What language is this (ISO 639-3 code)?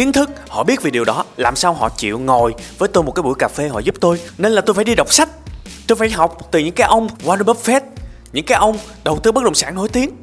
vie